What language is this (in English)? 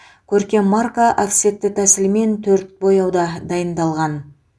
Kazakh